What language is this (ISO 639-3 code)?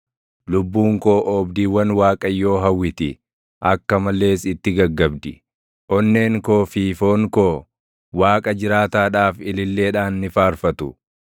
orm